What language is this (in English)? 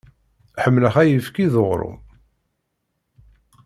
Kabyle